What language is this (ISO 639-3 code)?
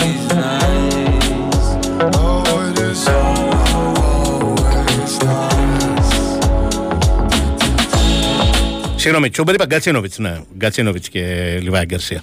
ell